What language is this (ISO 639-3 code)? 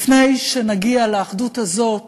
heb